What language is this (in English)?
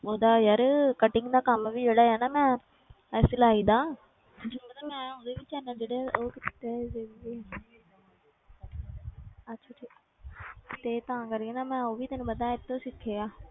Punjabi